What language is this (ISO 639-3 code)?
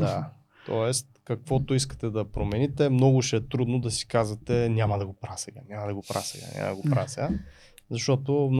bul